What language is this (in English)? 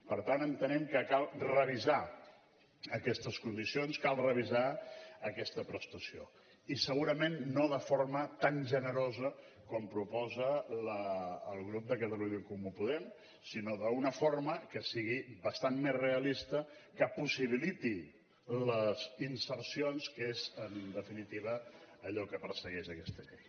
Catalan